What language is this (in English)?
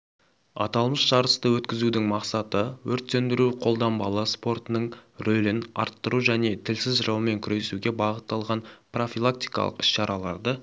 Kazakh